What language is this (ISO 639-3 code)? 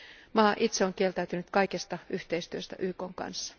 fin